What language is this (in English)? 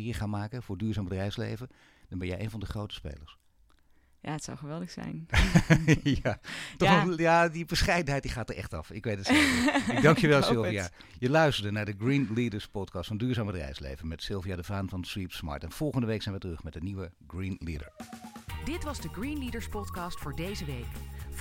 Dutch